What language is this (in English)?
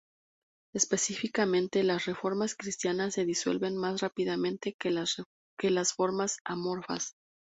Spanish